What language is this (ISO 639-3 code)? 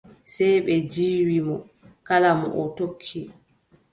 fub